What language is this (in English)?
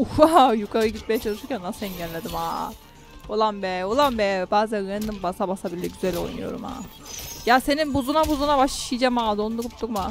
Turkish